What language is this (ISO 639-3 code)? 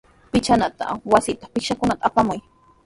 qws